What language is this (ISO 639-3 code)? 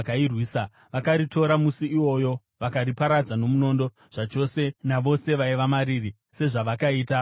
sna